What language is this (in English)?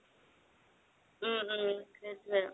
Assamese